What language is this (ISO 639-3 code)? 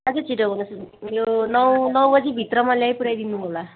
nep